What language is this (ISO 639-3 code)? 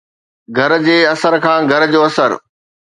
snd